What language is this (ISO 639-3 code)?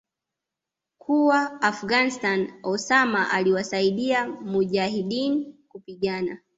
swa